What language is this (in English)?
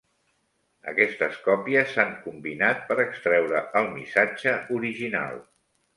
Catalan